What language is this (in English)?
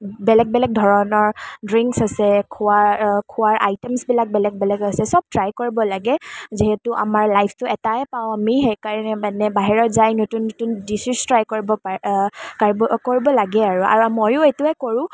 Assamese